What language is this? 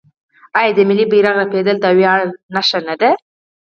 Pashto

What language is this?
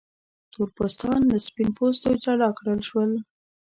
Pashto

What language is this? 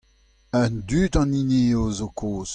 Breton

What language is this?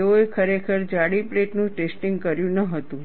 Gujarati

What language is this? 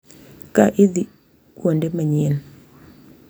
Luo (Kenya and Tanzania)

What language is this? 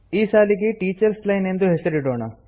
Kannada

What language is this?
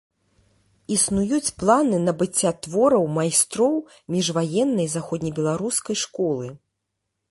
Belarusian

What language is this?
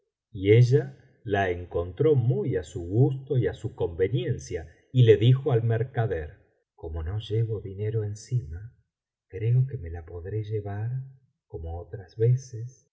Spanish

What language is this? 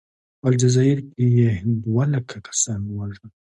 Pashto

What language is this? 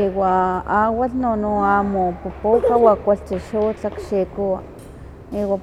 Huaxcaleca Nahuatl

